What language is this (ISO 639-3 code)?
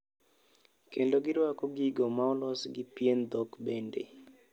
luo